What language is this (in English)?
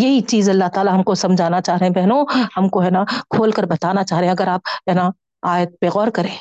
Urdu